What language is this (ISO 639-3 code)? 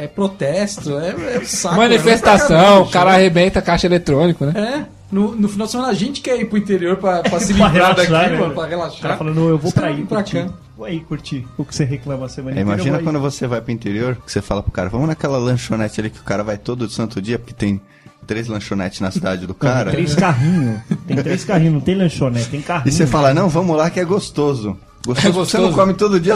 por